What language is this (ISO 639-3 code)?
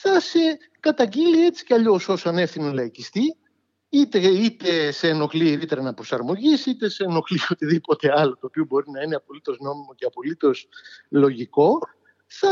ell